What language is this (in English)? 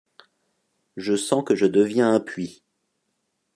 French